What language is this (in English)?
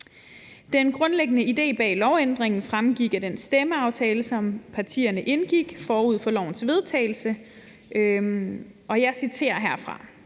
Danish